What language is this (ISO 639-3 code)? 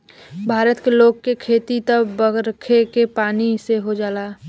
bho